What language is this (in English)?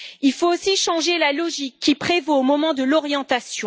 French